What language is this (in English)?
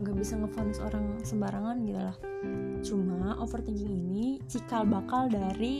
Indonesian